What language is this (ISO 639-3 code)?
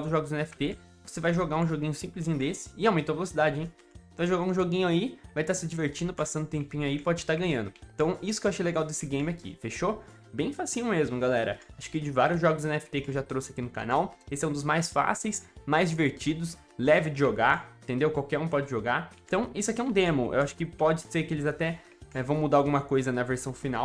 por